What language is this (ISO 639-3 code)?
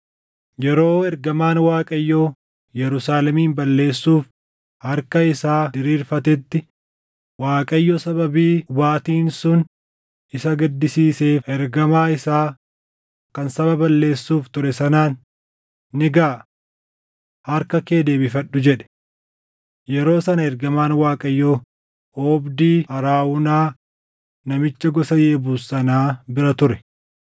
orm